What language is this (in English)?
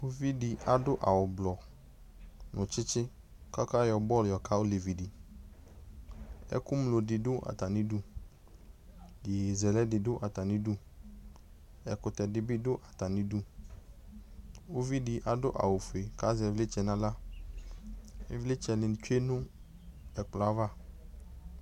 Ikposo